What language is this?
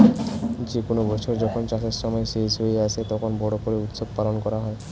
Bangla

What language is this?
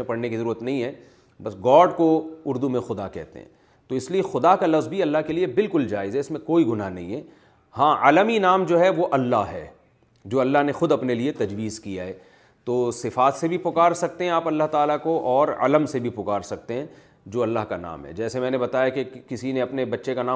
Urdu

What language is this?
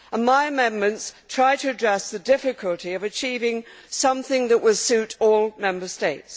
English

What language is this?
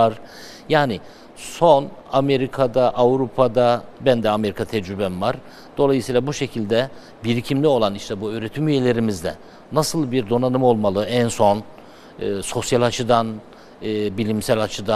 Turkish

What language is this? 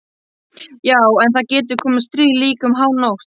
Icelandic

